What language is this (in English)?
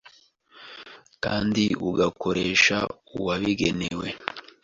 Kinyarwanda